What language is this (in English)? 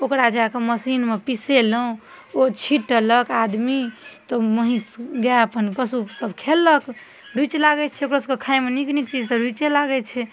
Maithili